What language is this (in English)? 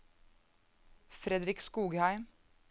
Norwegian